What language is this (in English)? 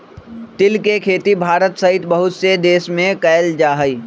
Magahi